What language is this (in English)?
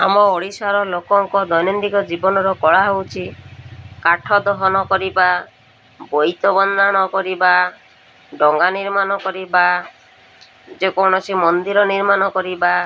Odia